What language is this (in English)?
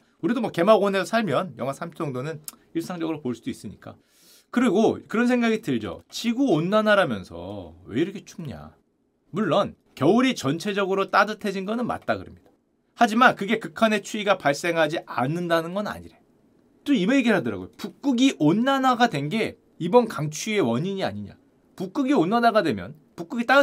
Korean